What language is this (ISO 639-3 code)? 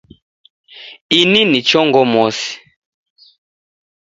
dav